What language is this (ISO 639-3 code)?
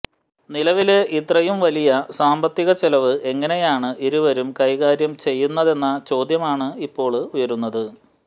mal